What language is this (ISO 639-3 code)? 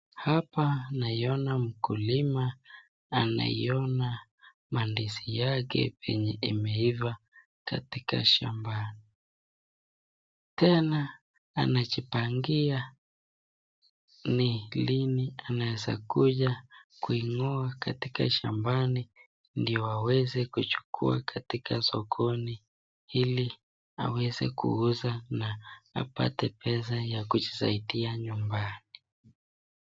swa